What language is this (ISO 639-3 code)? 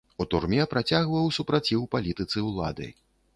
bel